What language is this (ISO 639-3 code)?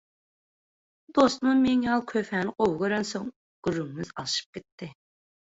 tuk